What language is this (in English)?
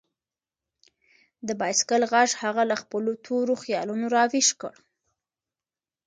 Pashto